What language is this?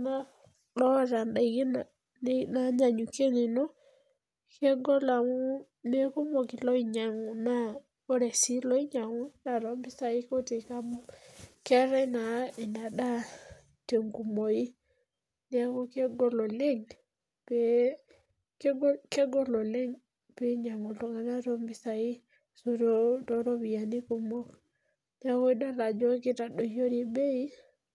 Masai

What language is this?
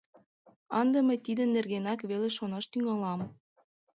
Mari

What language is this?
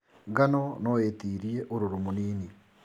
Kikuyu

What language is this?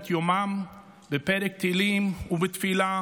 Hebrew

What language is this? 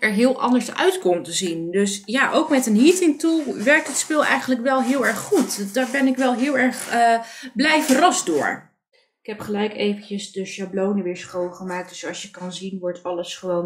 Dutch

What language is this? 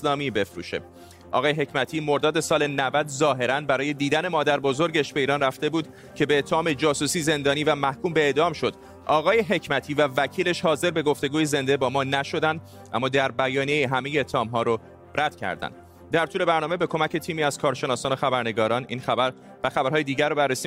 Persian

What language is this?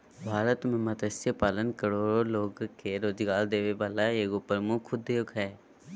Magahi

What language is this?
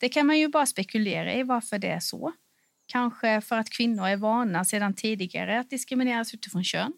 Swedish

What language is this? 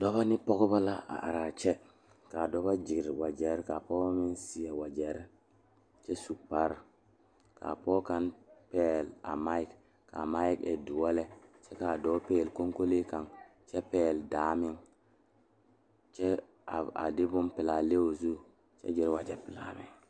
Southern Dagaare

